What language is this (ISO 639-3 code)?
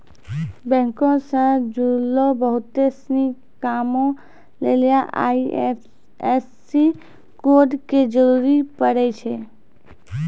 mai